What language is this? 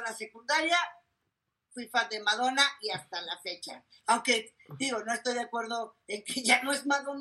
Spanish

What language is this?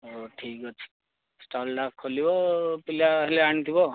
Odia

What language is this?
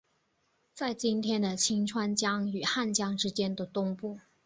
Chinese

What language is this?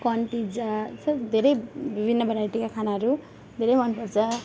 Nepali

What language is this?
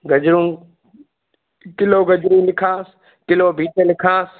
Sindhi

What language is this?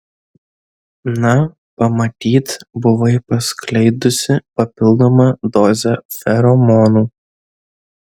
Lithuanian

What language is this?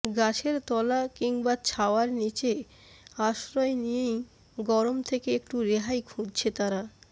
Bangla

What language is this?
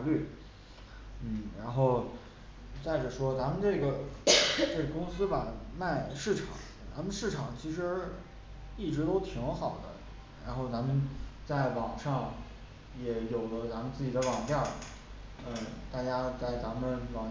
Chinese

